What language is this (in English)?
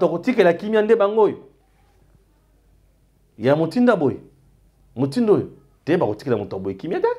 French